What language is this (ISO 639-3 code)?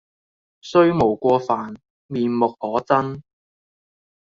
yue